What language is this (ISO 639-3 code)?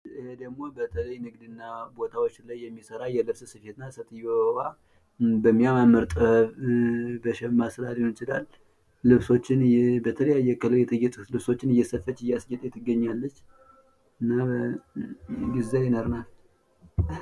amh